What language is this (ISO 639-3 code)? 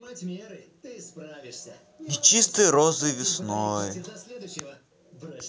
rus